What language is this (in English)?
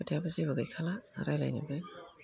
Bodo